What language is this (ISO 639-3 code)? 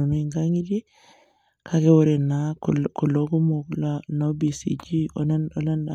mas